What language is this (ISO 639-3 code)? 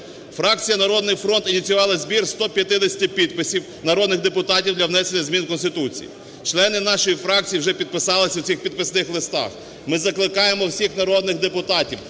ukr